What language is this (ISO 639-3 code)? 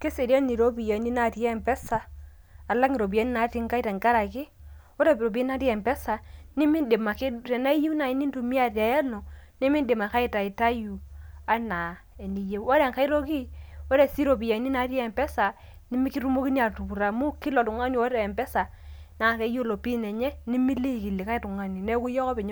mas